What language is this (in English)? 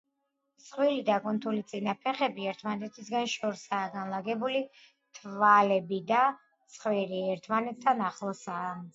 Georgian